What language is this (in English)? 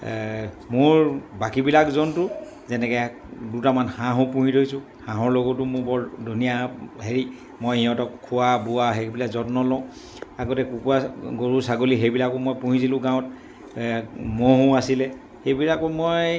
Assamese